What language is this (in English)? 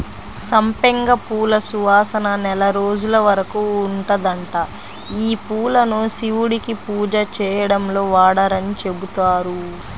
Telugu